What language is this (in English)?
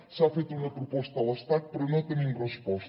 Catalan